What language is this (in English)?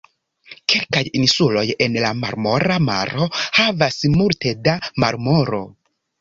Esperanto